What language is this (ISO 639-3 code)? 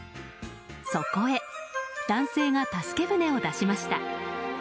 jpn